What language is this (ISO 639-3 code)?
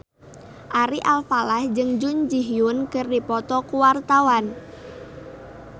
sun